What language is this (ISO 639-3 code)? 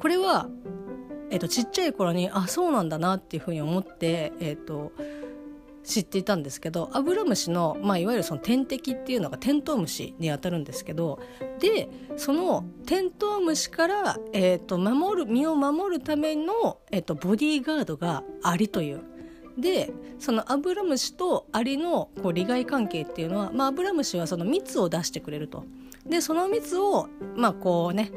jpn